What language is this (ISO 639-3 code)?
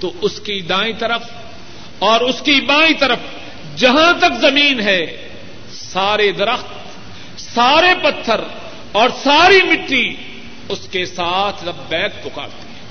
urd